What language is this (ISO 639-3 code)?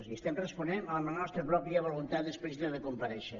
cat